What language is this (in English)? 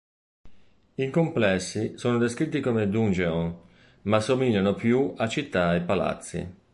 Italian